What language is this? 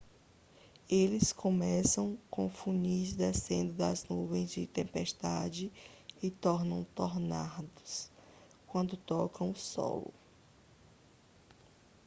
Portuguese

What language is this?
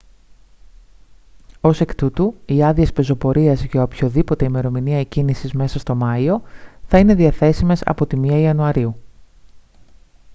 Greek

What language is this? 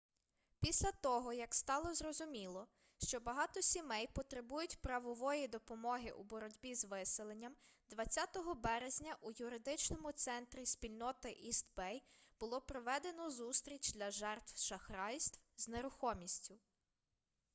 Ukrainian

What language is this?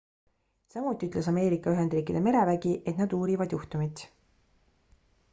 Estonian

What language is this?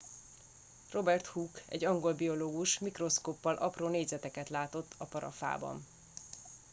Hungarian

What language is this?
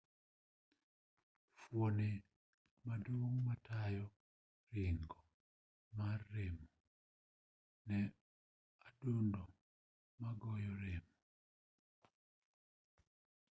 Luo (Kenya and Tanzania)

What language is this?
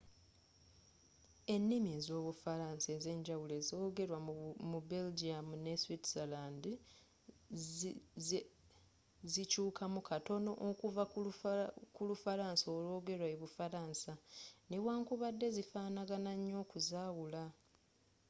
Ganda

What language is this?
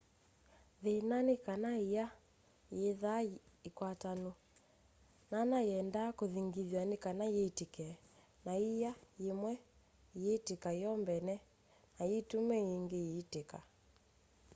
Kamba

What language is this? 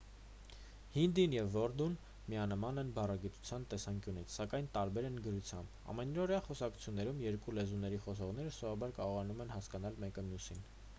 Armenian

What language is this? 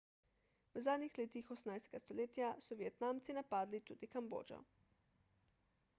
Slovenian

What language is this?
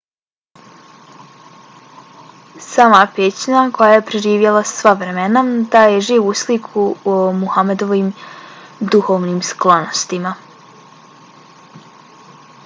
Bosnian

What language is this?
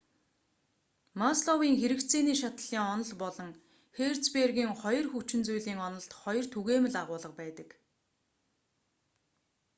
Mongolian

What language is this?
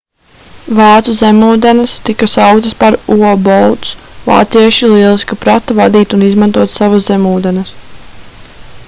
Latvian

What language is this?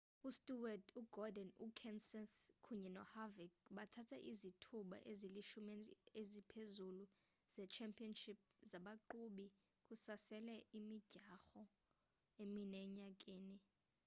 Xhosa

